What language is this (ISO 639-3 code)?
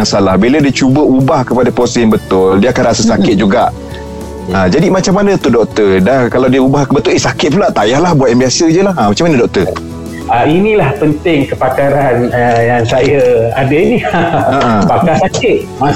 msa